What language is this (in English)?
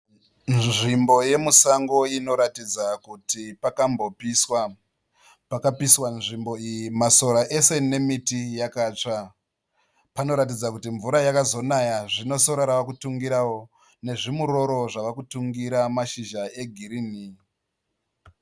Shona